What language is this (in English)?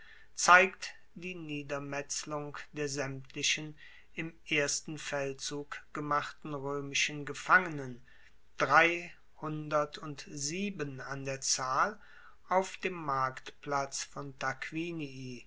German